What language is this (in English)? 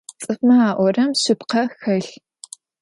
Adyghe